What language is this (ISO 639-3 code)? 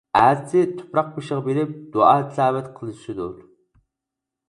uig